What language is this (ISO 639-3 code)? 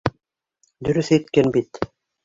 bak